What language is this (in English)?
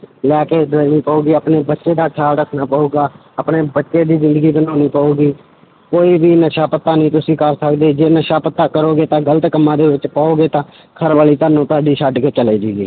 Punjabi